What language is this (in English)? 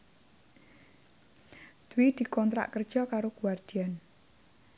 Javanese